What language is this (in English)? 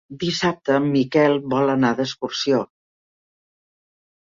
Catalan